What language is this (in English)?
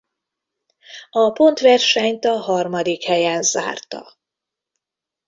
Hungarian